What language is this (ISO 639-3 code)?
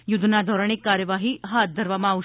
guj